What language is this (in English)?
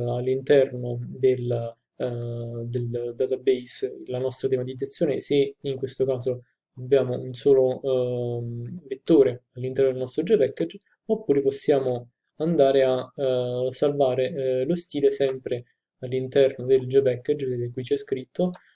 Italian